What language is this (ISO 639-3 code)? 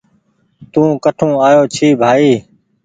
gig